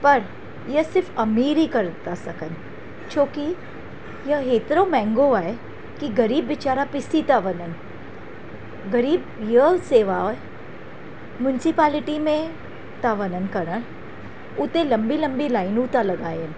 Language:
Sindhi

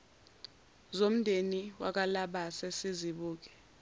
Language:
Zulu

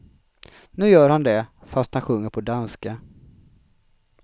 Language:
Swedish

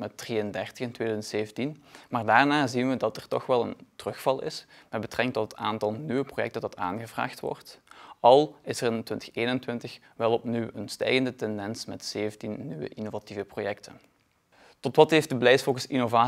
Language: Dutch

